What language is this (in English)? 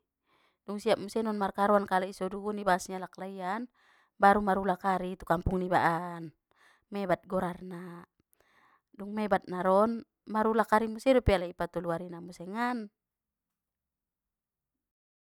Batak Mandailing